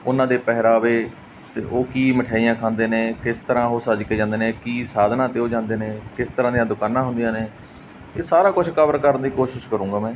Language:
Punjabi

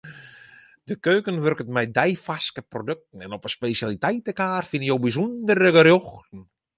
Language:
Western Frisian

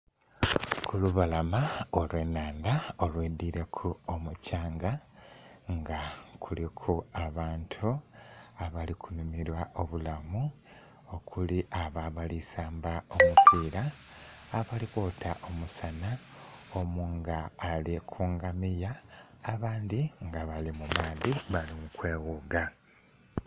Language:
Soga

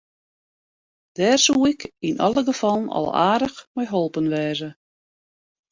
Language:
Western Frisian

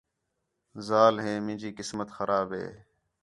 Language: Khetrani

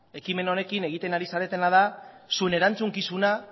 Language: Basque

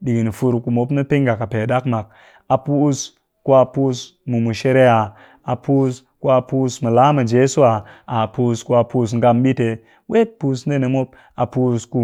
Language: Cakfem-Mushere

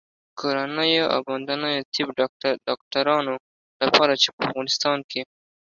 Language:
Pashto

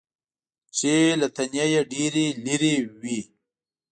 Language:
Pashto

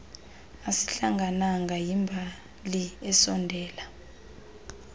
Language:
Xhosa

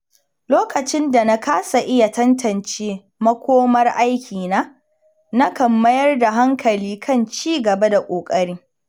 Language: Hausa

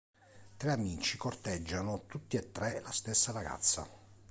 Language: Italian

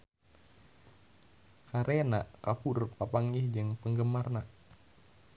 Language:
Sundanese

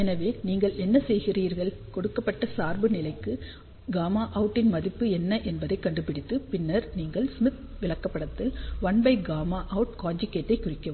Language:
Tamil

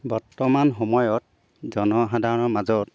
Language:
Assamese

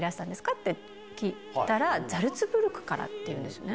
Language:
Japanese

